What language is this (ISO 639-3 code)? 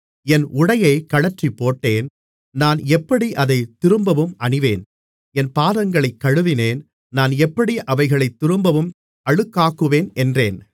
tam